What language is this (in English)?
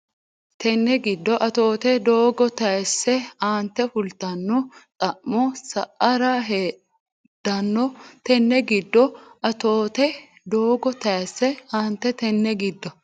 Sidamo